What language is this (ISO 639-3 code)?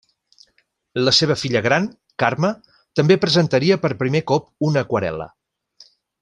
cat